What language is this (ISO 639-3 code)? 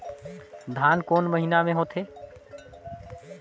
hne